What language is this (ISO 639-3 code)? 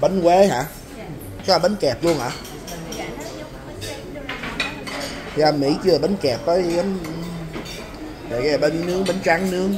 vie